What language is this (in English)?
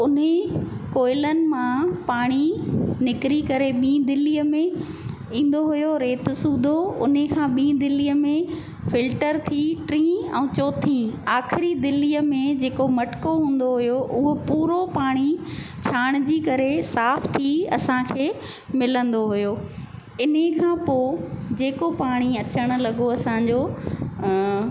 Sindhi